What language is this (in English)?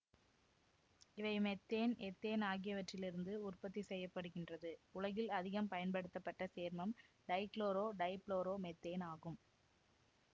Tamil